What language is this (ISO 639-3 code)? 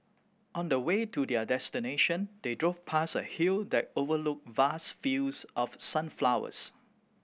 eng